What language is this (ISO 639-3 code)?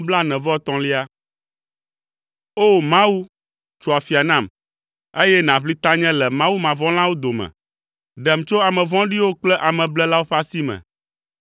ewe